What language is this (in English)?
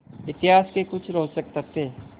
Hindi